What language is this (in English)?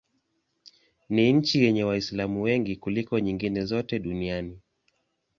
Swahili